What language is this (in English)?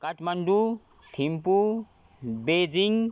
Nepali